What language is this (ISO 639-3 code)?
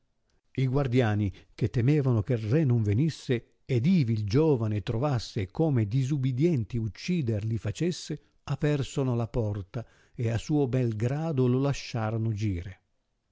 ita